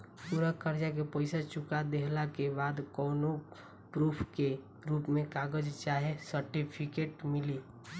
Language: Bhojpuri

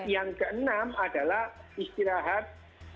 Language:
Indonesian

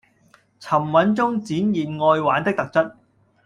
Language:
Cantonese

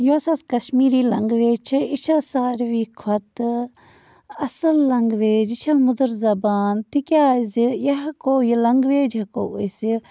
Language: Kashmiri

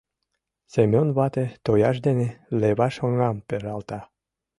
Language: Mari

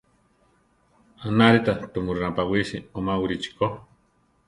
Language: Central Tarahumara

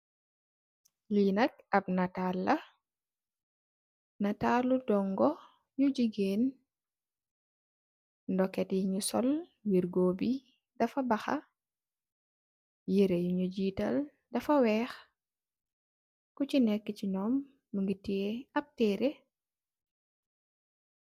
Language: Wolof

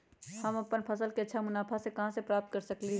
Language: Magahi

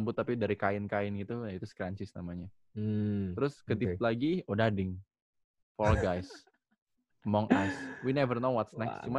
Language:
Indonesian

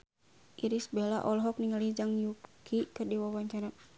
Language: Sundanese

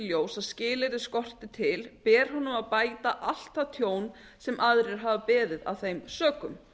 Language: Icelandic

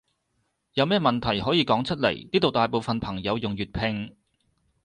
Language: Cantonese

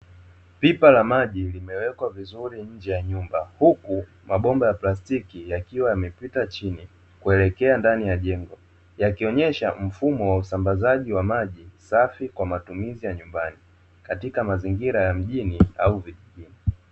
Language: Swahili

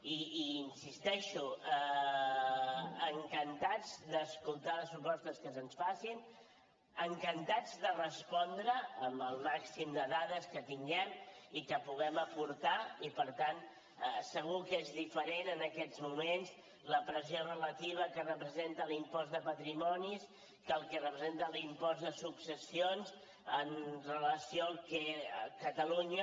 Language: Catalan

